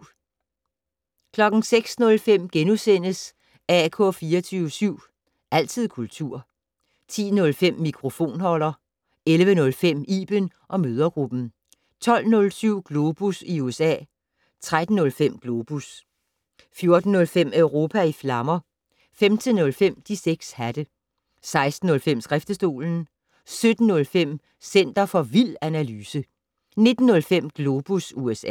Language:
Danish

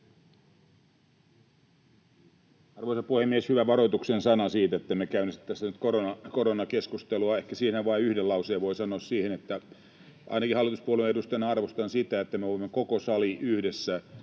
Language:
Finnish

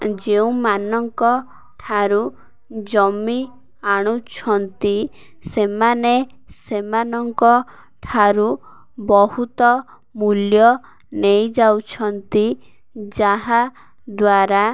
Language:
Odia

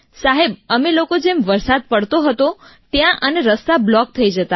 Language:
Gujarati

